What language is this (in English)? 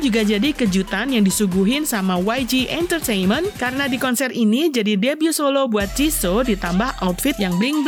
Indonesian